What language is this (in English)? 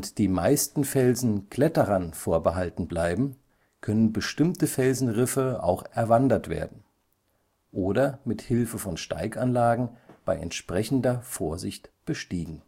German